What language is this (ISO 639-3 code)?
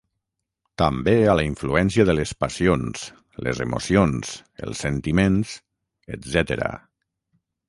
cat